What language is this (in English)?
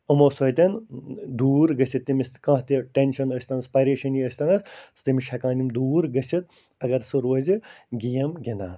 Kashmiri